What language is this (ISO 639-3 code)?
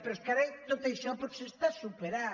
cat